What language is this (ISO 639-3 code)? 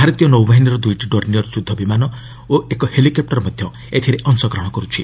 ori